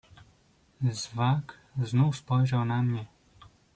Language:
Polish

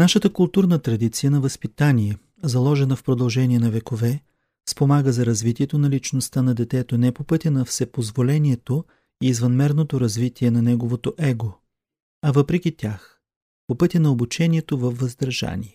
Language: Bulgarian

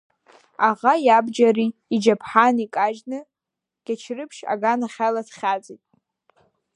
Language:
Abkhazian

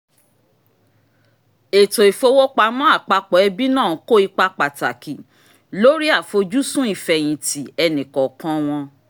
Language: Yoruba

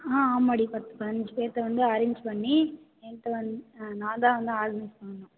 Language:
Tamil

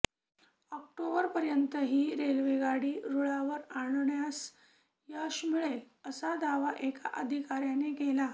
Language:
Marathi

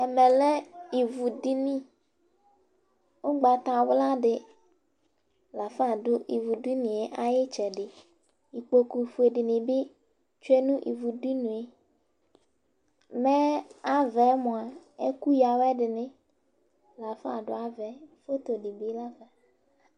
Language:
Ikposo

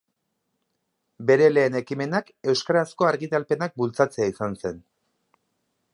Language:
Basque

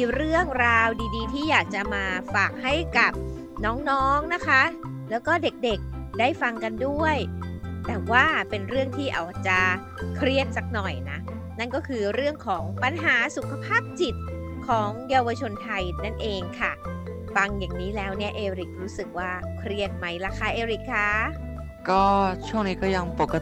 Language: Thai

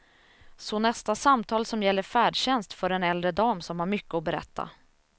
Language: Swedish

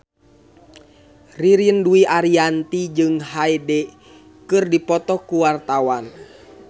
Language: Sundanese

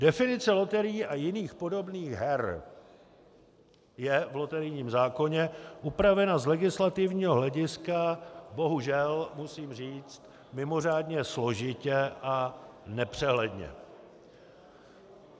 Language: Czech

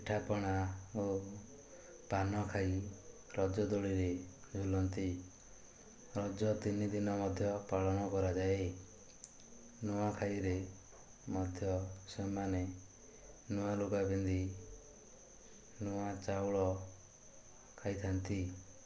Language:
Odia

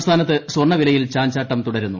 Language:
Malayalam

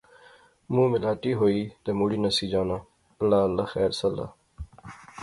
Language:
Pahari-Potwari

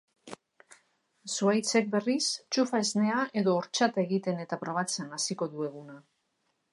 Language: Basque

